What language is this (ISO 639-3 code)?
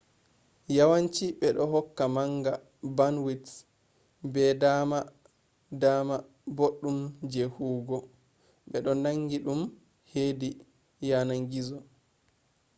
ful